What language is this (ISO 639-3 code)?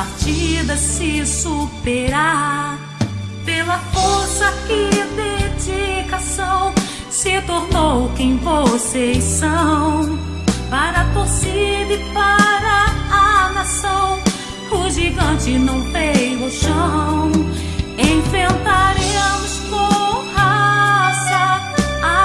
por